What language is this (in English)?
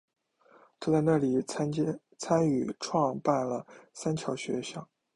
Chinese